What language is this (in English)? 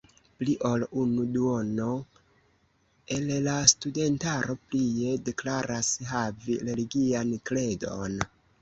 Esperanto